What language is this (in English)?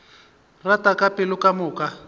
Northern Sotho